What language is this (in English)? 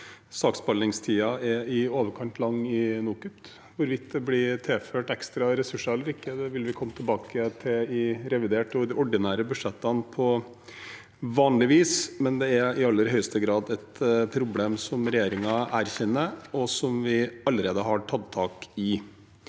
Norwegian